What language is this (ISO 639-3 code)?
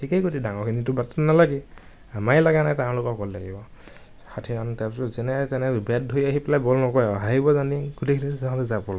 asm